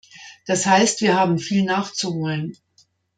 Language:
German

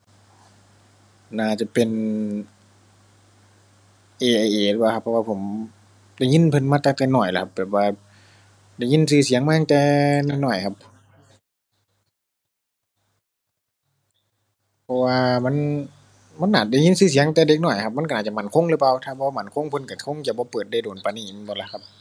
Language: Thai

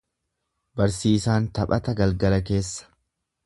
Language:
Oromo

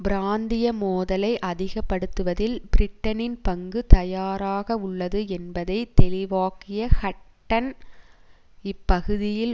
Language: Tamil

